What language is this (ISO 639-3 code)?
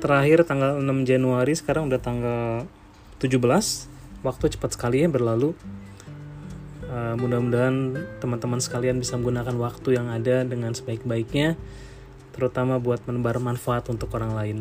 ind